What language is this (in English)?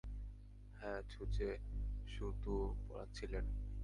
Bangla